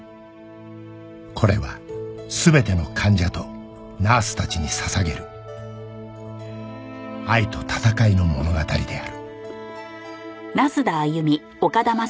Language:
Japanese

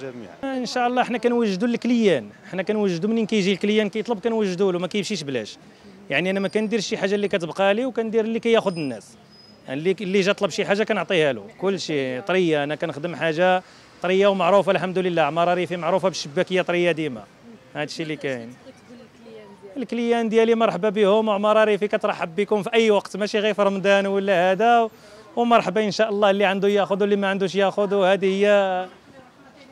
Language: Arabic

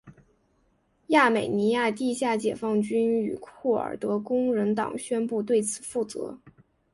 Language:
Chinese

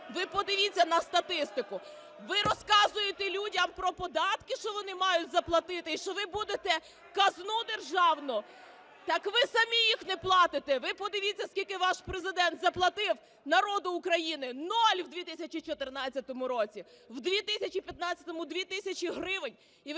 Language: Ukrainian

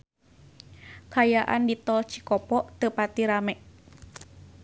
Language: Sundanese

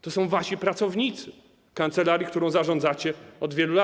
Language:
Polish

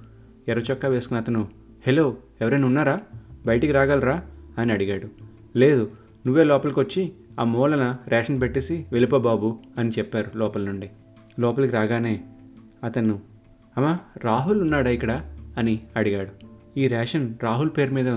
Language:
Telugu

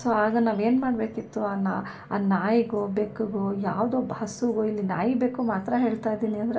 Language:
Kannada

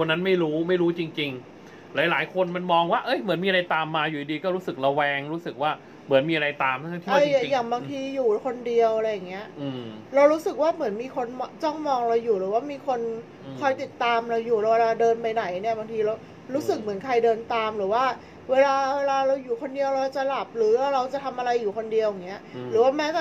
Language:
Thai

